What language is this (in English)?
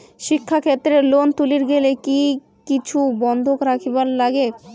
Bangla